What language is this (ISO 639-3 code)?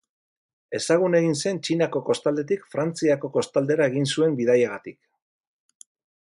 eus